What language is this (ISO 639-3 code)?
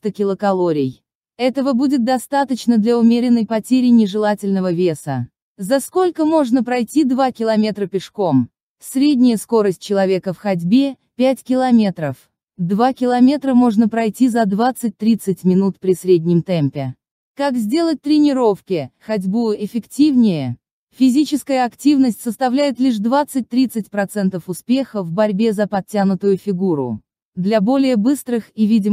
rus